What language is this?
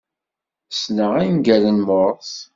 Kabyle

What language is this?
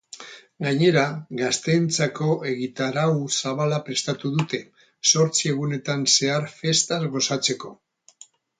Basque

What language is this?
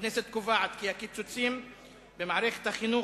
Hebrew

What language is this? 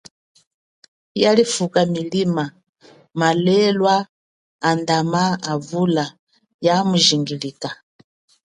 Chokwe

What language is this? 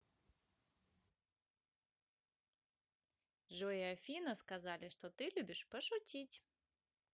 Russian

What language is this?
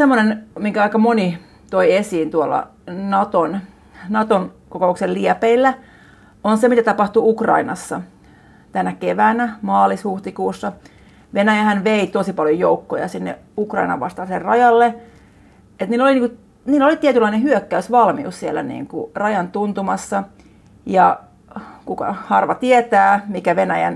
Finnish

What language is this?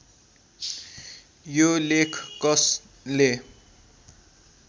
Nepali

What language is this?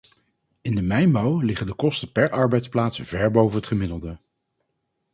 Dutch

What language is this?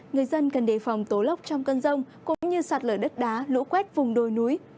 Vietnamese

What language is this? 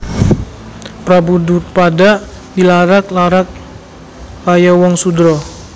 Javanese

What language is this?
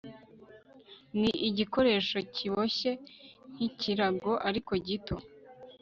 Kinyarwanda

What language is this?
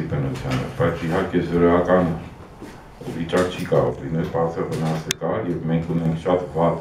Romanian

